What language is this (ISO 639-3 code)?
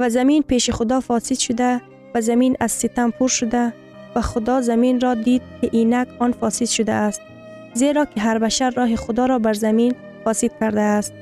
fas